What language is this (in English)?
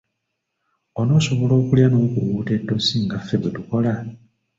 Ganda